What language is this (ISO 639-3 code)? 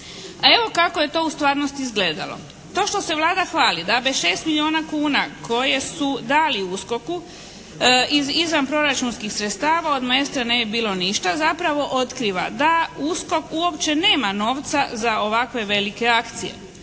hrv